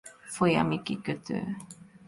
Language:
Hungarian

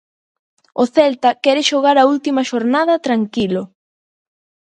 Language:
Galician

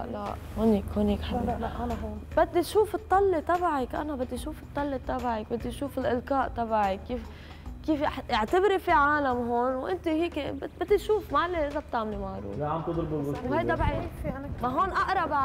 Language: Arabic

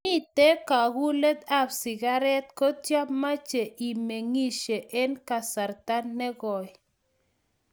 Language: Kalenjin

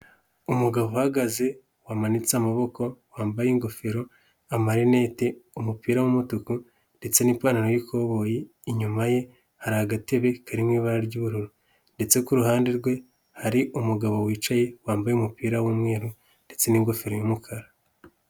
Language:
Kinyarwanda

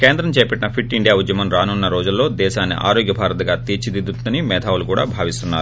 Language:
Telugu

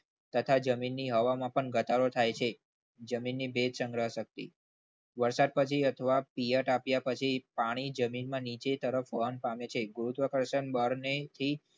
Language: Gujarati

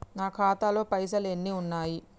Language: Telugu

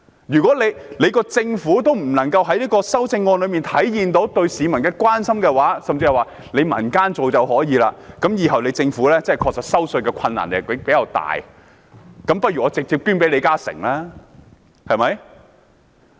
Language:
Cantonese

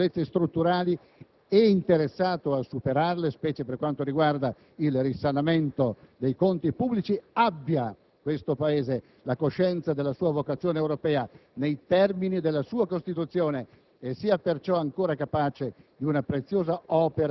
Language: Italian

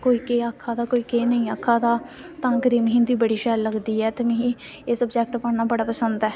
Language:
Dogri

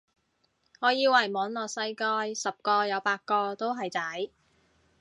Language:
Cantonese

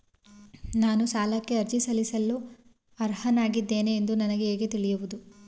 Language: Kannada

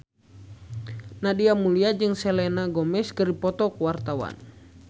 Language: Sundanese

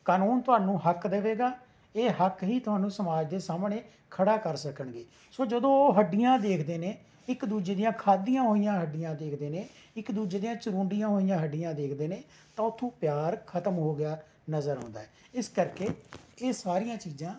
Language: Punjabi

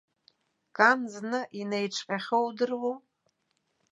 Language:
Abkhazian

